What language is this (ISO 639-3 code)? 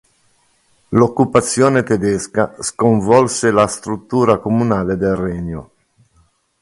ita